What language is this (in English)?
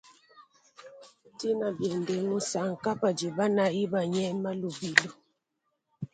Luba-Lulua